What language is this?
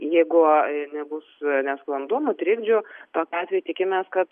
Lithuanian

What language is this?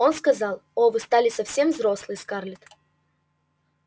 Russian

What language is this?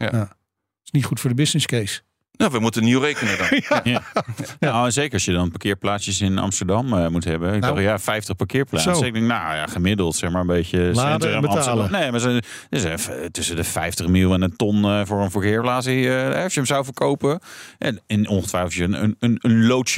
Dutch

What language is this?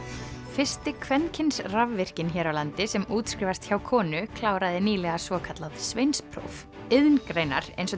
Icelandic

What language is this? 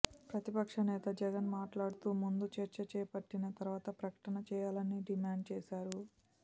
Telugu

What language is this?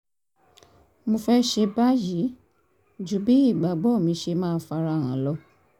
Yoruba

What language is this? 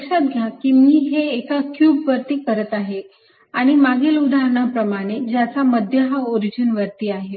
Marathi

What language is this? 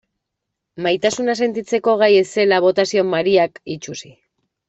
Basque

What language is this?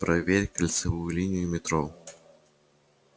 Russian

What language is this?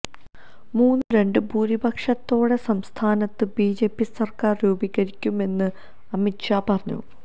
Malayalam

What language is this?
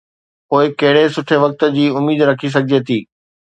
Sindhi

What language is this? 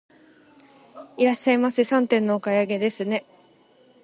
Japanese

